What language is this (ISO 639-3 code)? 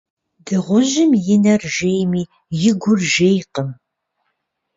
kbd